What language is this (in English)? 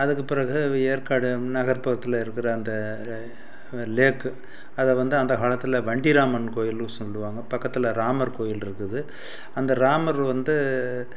Tamil